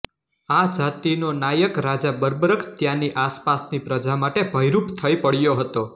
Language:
Gujarati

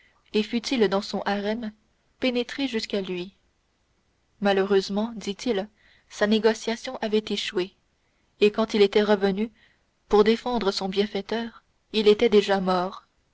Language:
French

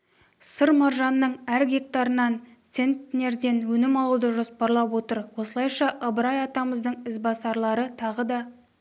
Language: Kazakh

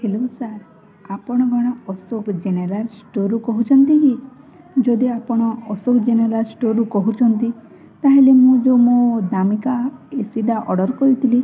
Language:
Odia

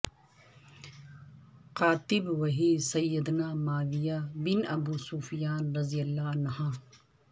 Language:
Urdu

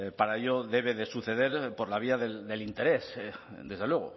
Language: Spanish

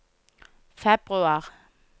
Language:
Norwegian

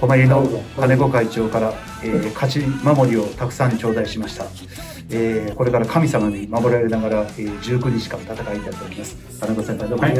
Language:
Japanese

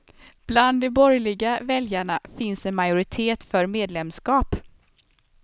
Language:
Swedish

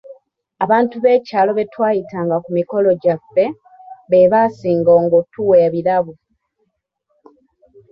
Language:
Ganda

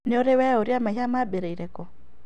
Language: Kikuyu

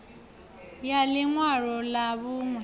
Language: Venda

